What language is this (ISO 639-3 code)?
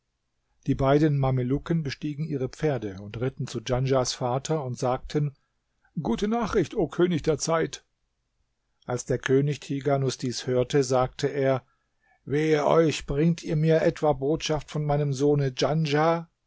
deu